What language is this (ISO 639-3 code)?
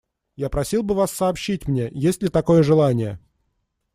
rus